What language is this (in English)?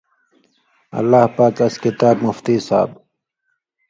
Indus Kohistani